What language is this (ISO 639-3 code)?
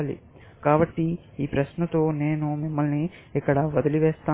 tel